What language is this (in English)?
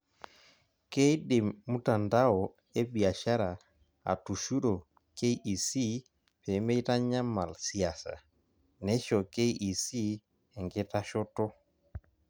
Masai